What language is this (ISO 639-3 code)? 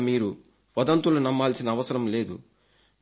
tel